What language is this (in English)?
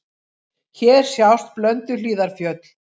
Icelandic